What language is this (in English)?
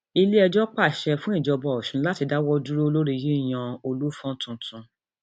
Yoruba